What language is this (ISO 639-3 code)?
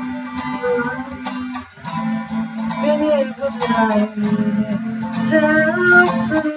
tur